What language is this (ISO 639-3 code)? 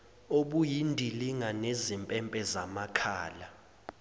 zul